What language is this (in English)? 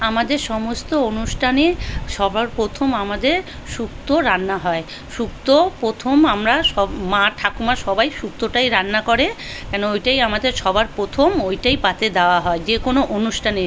Bangla